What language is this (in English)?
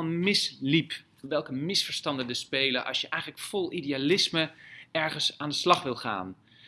Dutch